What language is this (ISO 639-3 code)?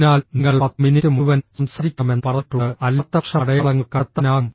mal